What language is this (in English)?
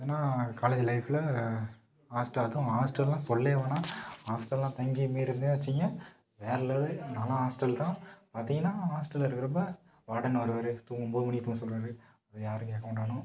Tamil